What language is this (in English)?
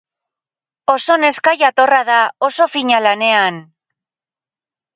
Basque